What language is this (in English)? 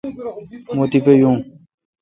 Kalkoti